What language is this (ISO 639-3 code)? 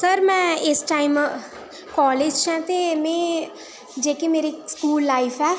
doi